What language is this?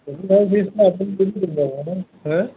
Assamese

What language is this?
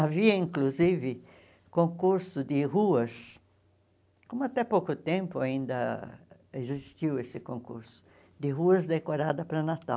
Portuguese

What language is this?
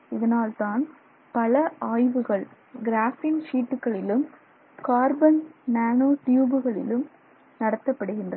Tamil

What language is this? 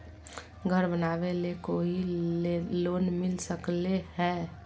Magahi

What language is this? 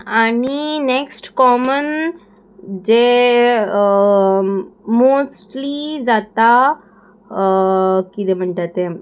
Konkani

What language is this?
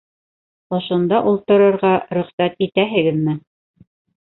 Bashkir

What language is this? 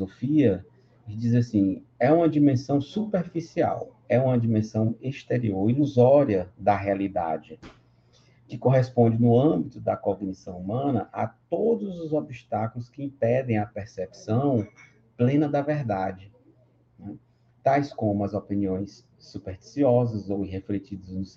Portuguese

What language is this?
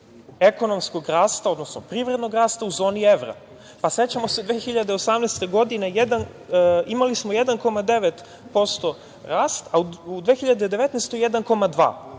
Serbian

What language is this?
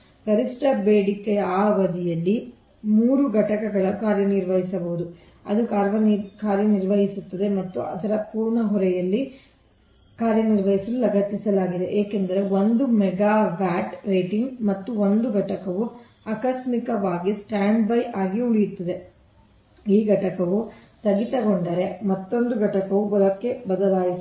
Kannada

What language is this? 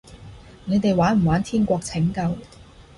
Cantonese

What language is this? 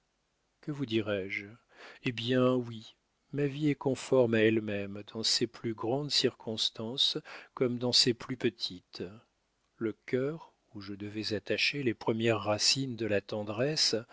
French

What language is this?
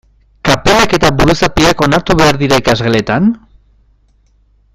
Basque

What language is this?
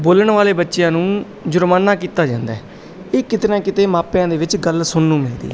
Punjabi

